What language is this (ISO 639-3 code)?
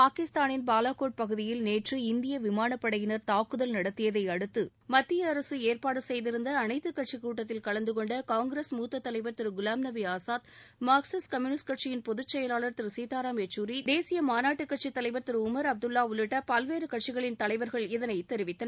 tam